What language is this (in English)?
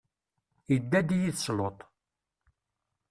Kabyle